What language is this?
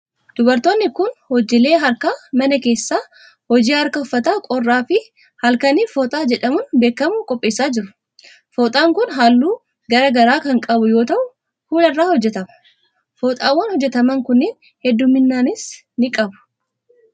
Oromo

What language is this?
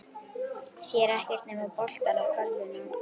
Icelandic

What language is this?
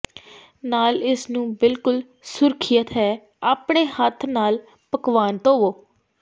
Punjabi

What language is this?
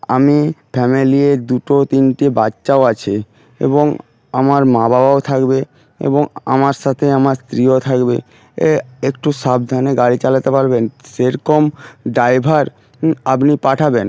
Bangla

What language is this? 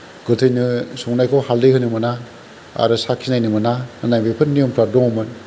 Bodo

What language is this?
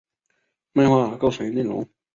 Chinese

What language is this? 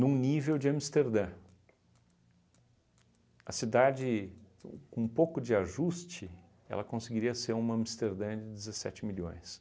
Portuguese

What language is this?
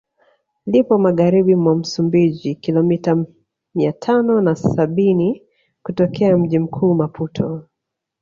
Swahili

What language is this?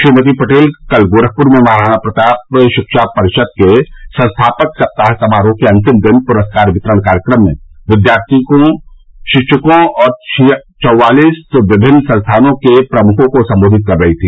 Hindi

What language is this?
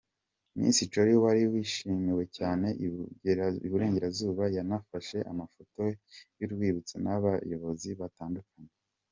Kinyarwanda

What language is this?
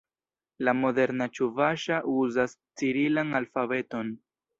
Esperanto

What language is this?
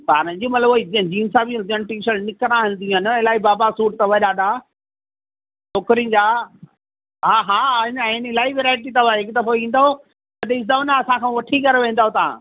Sindhi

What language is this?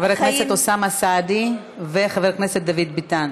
Hebrew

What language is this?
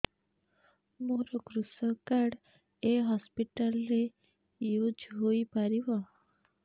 Odia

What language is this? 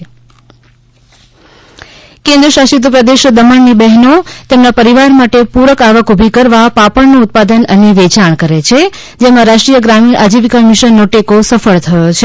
Gujarati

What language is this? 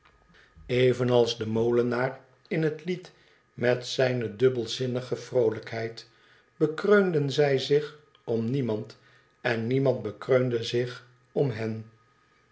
Dutch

